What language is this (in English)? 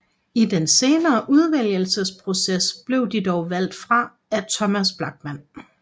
Danish